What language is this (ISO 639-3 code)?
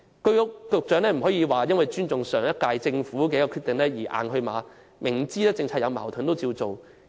yue